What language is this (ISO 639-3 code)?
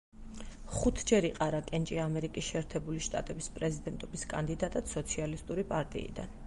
kat